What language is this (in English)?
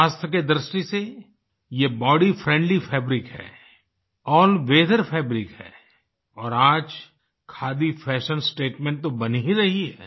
Hindi